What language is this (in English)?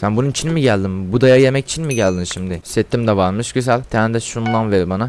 Turkish